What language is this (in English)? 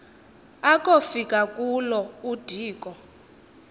Xhosa